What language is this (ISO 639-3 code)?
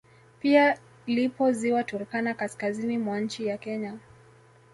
swa